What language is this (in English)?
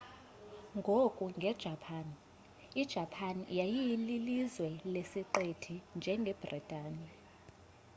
Xhosa